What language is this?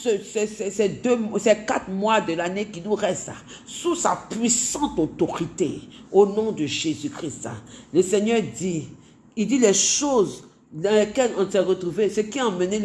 French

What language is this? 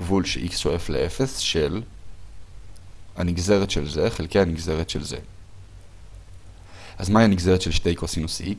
Hebrew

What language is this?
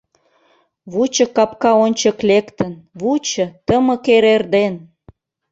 Mari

